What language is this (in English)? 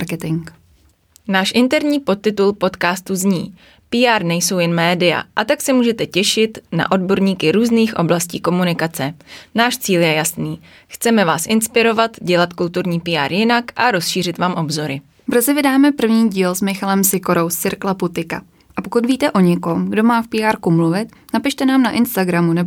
Czech